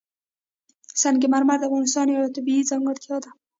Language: Pashto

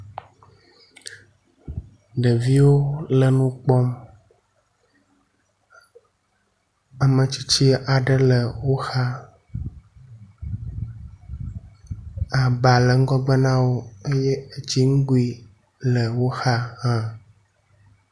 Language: Ewe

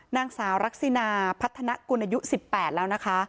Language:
Thai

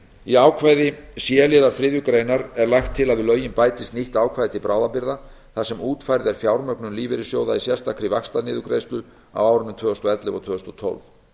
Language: Icelandic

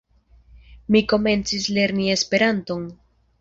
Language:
Esperanto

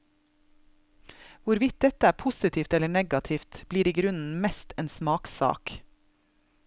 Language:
Norwegian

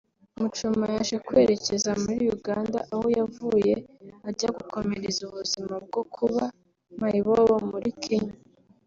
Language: Kinyarwanda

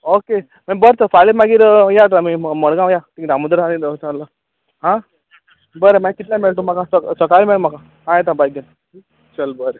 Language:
Konkani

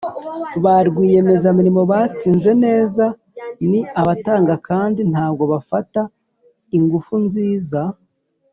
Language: Kinyarwanda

